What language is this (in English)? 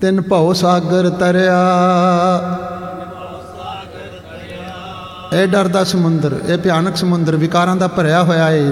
Punjabi